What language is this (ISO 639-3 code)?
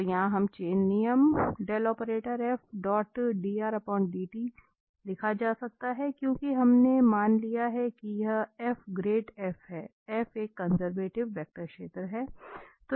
hin